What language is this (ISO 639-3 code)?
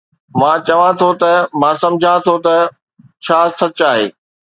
snd